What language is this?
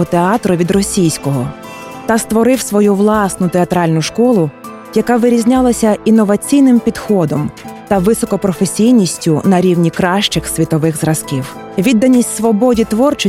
Ukrainian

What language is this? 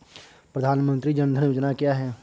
Hindi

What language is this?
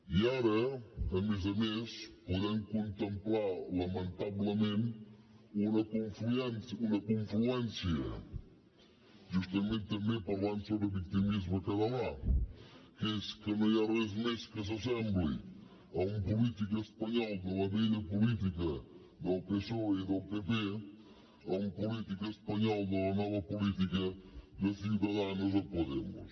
Catalan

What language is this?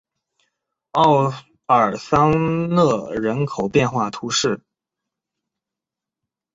Chinese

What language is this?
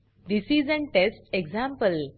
Marathi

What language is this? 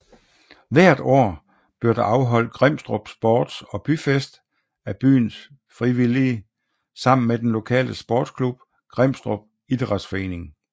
Danish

